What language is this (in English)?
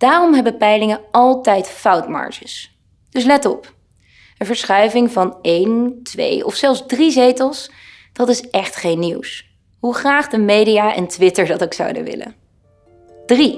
Dutch